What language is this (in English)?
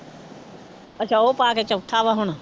Punjabi